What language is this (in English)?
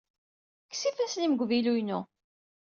Kabyle